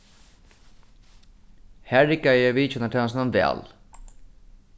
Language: Faroese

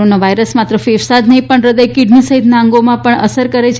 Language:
Gujarati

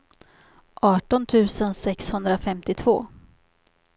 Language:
Swedish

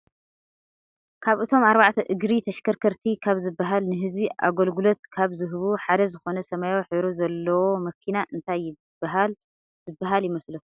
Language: Tigrinya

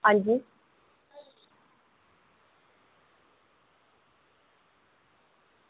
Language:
Dogri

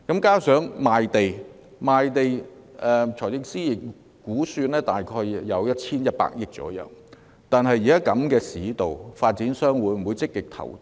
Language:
Cantonese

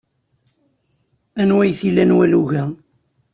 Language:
Kabyle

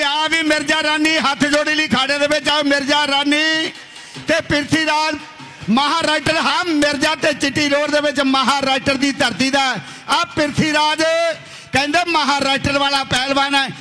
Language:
Punjabi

